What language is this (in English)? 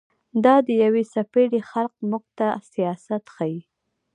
Pashto